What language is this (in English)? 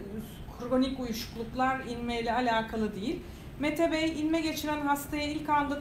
Turkish